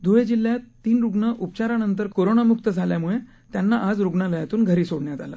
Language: Marathi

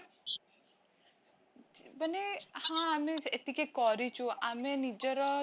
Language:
Odia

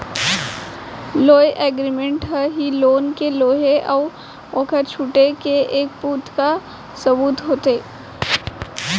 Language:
Chhattisgarhi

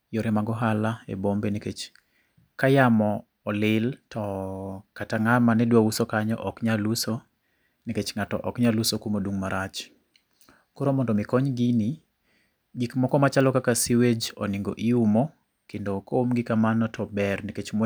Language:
Luo (Kenya and Tanzania)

